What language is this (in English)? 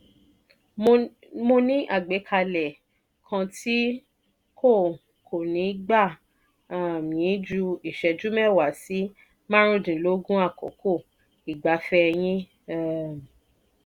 Yoruba